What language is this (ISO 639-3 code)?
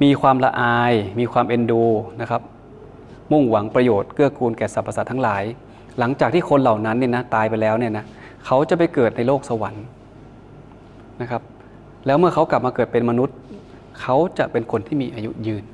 tha